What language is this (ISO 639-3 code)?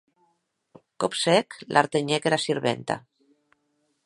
oci